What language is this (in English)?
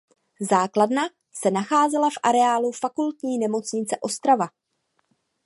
Czech